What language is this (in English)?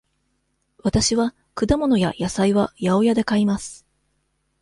Japanese